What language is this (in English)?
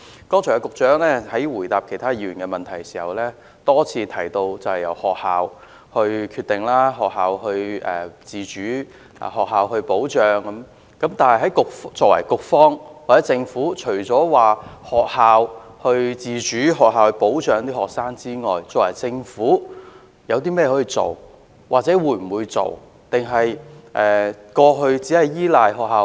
Cantonese